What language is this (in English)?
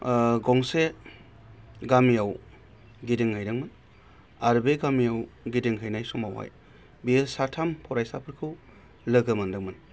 Bodo